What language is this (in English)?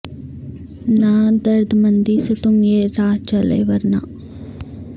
Urdu